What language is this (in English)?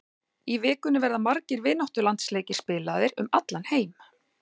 Icelandic